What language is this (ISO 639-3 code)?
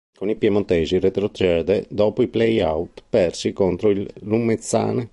ita